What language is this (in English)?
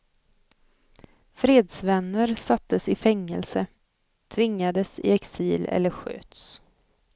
Swedish